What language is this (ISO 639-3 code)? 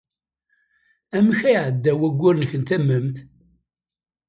kab